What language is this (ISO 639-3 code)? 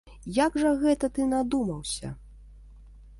bel